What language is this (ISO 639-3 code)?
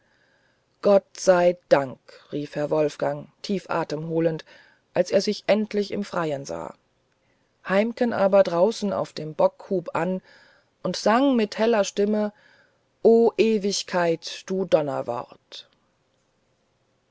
deu